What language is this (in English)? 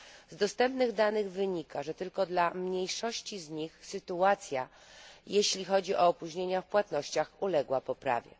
Polish